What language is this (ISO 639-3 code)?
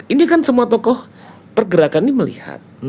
ind